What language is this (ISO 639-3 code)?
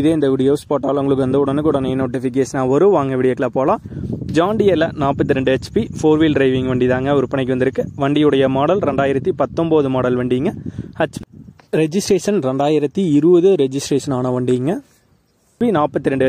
tam